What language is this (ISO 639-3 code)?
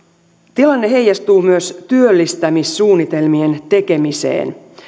fin